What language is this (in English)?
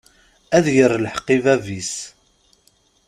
Kabyle